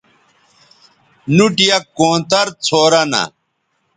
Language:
Bateri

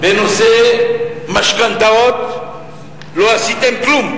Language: Hebrew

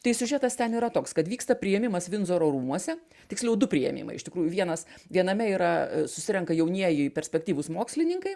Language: Lithuanian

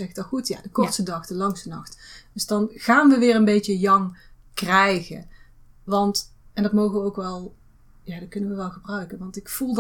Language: Dutch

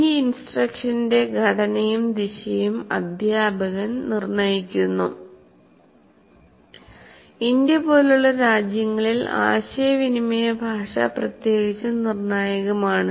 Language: Malayalam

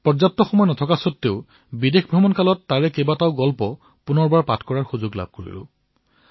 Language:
Assamese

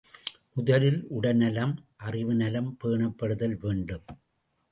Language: Tamil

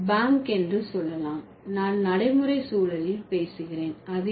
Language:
Tamil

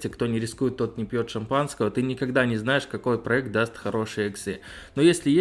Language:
Russian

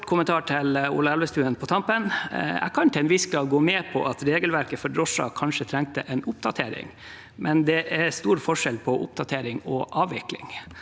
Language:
Norwegian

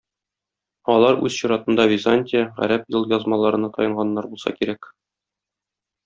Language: Tatar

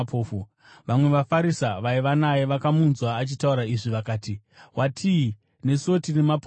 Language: Shona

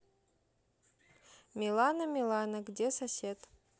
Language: Russian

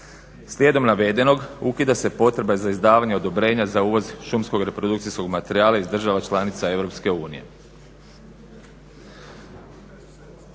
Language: Croatian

